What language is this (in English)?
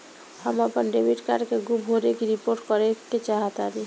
Bhojpuri